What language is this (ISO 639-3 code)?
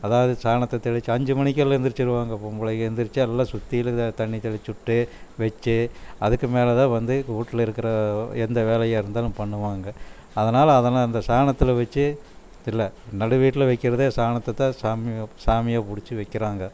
tam